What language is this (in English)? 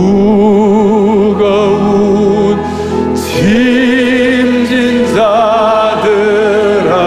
Korean